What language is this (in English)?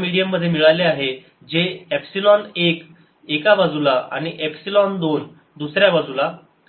Marathi